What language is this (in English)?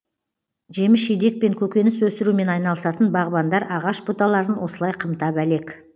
Kazakh